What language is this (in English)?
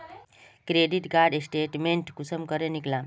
Magahi